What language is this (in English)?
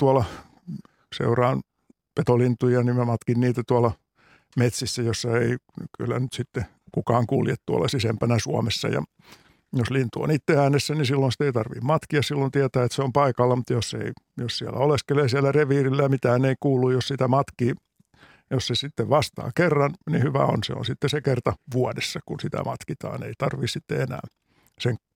Finnish